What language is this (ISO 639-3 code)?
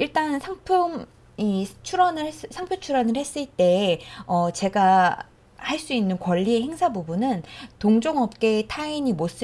kor